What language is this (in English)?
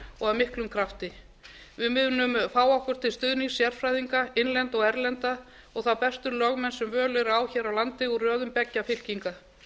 Icelandic